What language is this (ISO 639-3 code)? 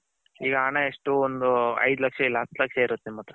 kan